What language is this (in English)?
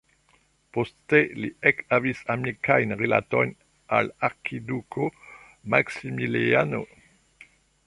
Esperanto